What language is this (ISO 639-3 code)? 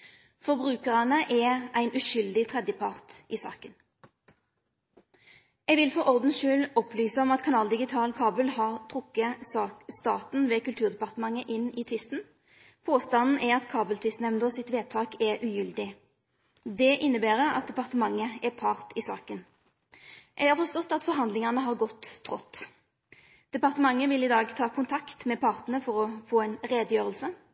nno